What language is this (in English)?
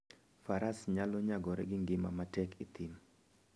Luo (Kenya and Tanzania)